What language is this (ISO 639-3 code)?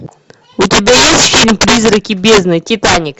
rus